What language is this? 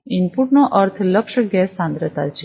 Gujarati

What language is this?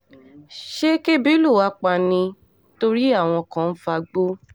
Yoruba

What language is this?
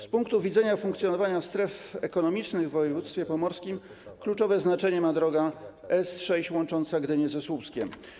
Polish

